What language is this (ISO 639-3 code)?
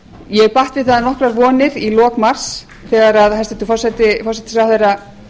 isl